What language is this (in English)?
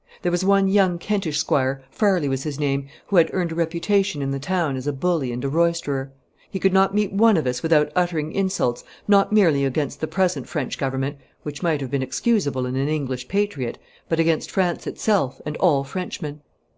English